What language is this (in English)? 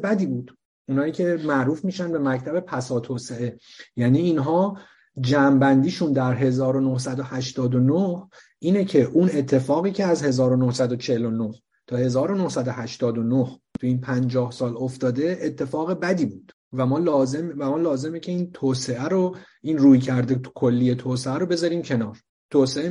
Persian